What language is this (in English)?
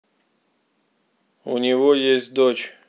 Russian